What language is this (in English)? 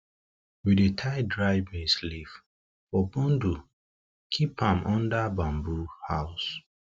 Nigerian Pidgin